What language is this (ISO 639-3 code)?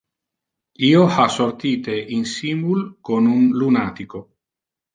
ina